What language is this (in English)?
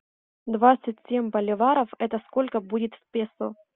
Russian